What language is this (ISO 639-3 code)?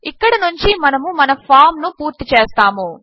tel